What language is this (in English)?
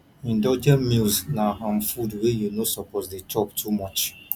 Nigerian Pidgin